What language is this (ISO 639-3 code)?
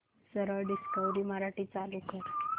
mar